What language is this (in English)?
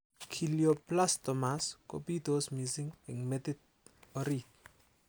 Kalenjin